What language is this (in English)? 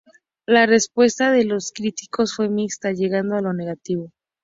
Spanish